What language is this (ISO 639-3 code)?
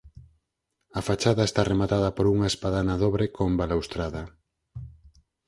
glg